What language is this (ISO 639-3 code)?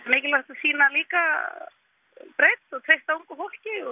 isl